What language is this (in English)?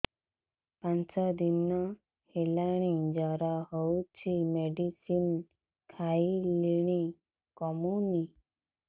Odia